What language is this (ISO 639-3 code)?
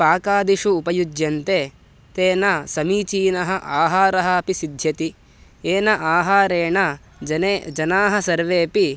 san